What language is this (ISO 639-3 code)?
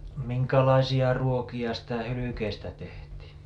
fin